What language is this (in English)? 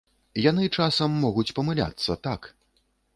Belarusian